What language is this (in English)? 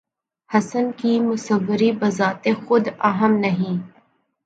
Urdu